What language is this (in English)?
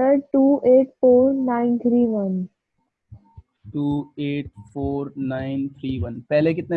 Hindi